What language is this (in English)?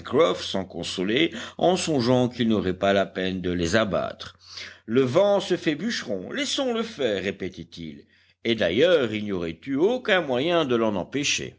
French